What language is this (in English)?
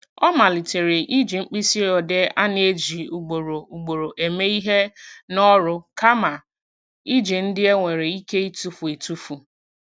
Igbo